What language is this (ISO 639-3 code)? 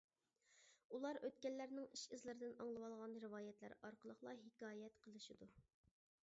uig